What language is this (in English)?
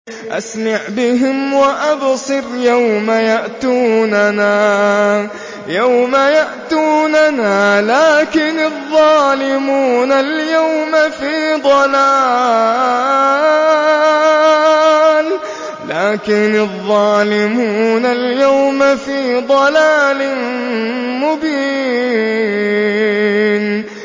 Arabic